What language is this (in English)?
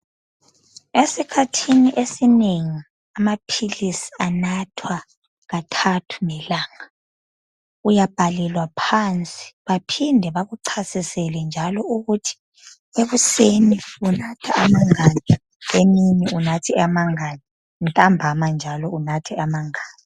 North Ndebele